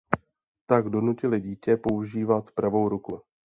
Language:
Czech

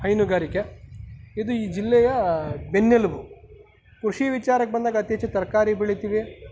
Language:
Kannada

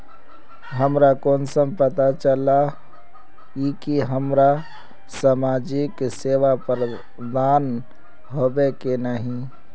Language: Magahi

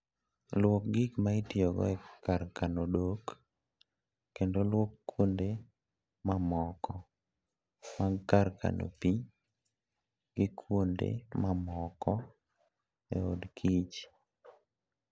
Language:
Luo (Kenya and Tanzania)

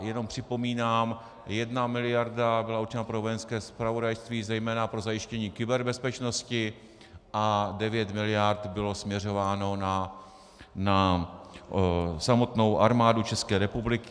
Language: Czech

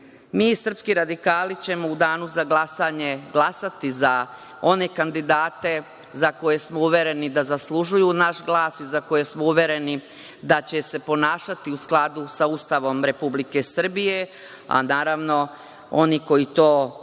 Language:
Serbian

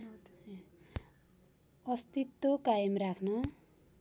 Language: Nepali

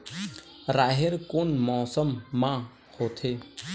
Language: Chhattisgarhi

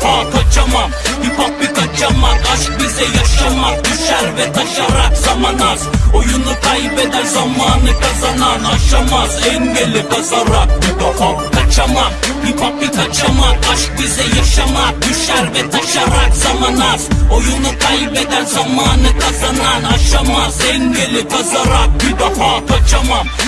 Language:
Turkish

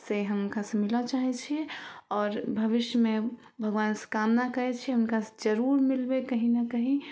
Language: Maithili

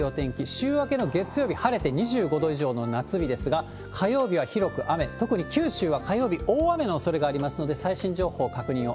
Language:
Japanese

